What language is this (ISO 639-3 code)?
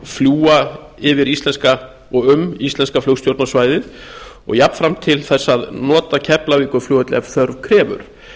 isl